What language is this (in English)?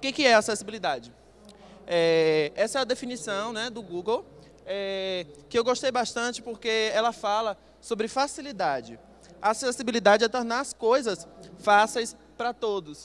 Portuguese